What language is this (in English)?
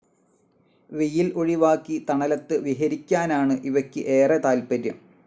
Malayalam